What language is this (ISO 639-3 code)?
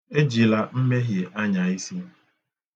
ibo